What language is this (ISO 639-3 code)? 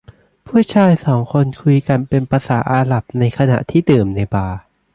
tha